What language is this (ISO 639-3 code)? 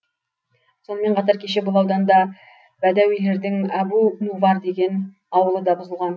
kaz